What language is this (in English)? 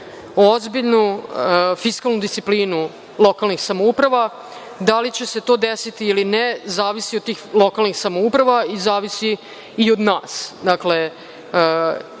Serbian